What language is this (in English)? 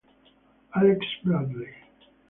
Italian